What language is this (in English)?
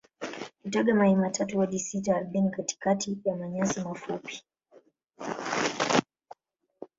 Swahili